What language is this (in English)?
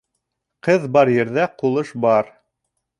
Bashkir